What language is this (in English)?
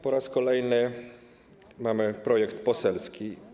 Polish